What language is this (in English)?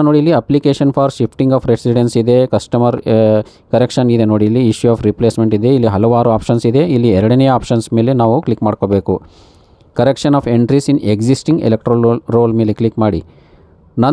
Kannada